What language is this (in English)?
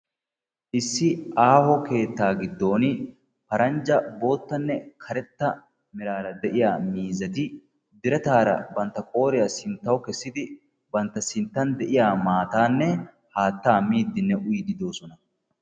Wolaytta